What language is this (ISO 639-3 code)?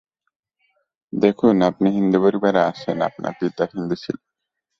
ben